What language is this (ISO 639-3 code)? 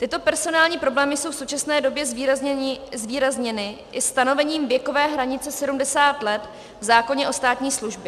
ces